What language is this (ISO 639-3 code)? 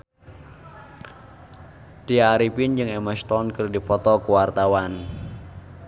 sun